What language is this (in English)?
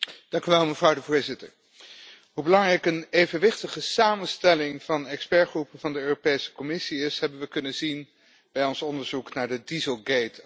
Dutch